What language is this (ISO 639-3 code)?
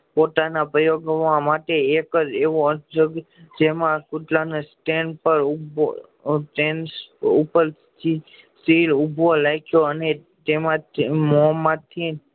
guj